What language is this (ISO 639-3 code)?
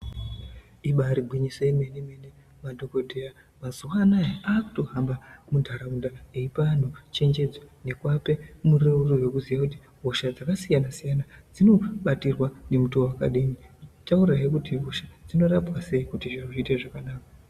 ndc